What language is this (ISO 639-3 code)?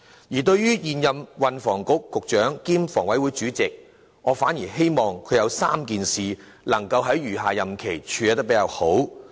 yue